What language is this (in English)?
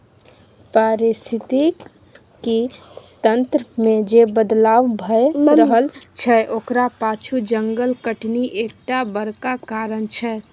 Maithili